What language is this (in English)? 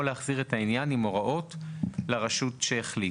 Hebrew